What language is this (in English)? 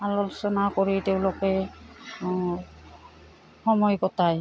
Assamese